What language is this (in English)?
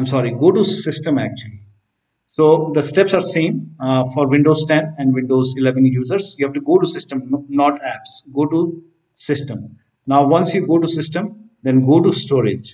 English